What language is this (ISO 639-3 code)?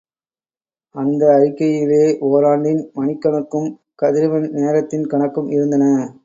tam